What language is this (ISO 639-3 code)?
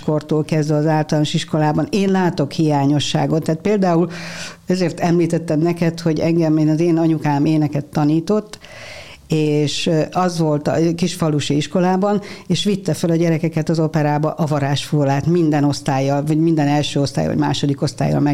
hun